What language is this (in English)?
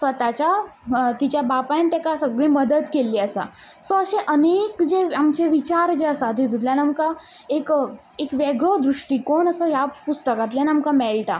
Konkani